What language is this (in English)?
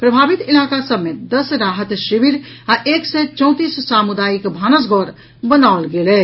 Maithili